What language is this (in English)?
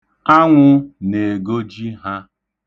Igbo